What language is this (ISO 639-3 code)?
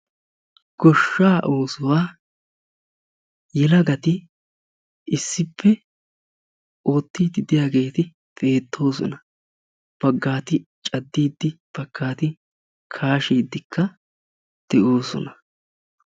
wal